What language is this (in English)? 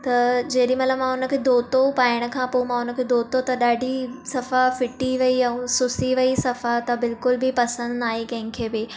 Sindhi